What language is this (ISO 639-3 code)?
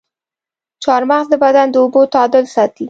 pus